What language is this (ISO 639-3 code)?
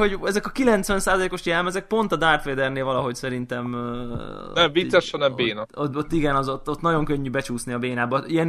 hun